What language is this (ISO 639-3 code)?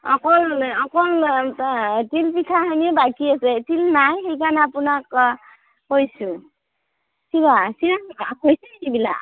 asm